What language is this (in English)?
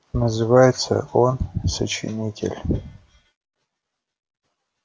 Russian